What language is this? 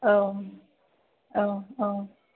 Bodo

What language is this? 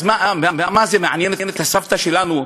Hebrew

